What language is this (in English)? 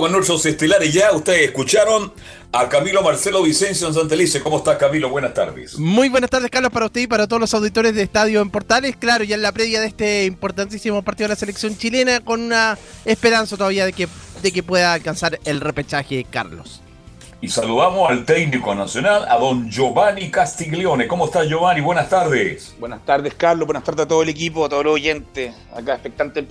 Spanish